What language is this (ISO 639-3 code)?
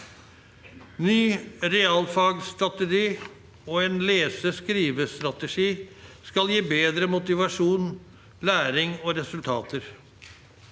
nor